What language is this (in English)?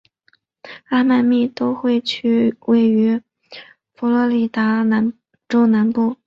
Chinese